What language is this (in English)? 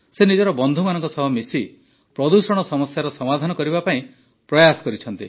Odia